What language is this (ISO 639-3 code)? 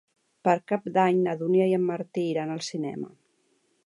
cat